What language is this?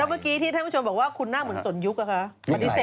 Thai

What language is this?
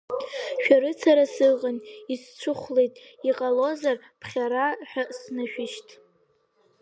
Abkhazian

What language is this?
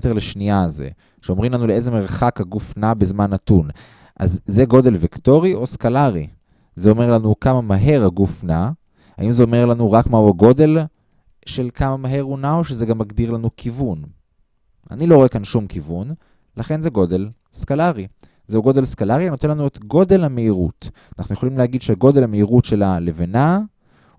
Hebrew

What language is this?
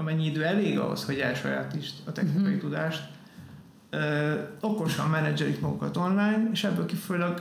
Hungarian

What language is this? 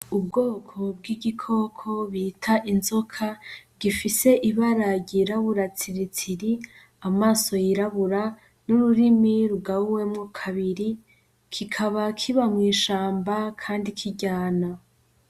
Rundi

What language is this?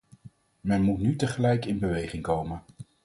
Dutch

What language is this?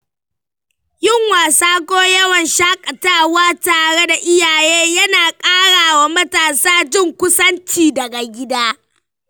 Hausa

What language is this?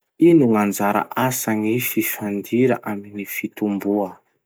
Masikoro Malagasy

